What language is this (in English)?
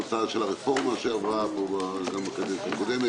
Hebrew